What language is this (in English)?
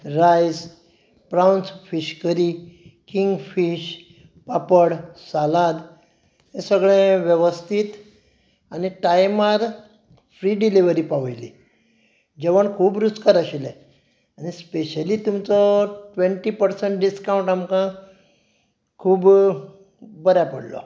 Konkani